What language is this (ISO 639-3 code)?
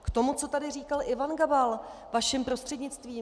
ces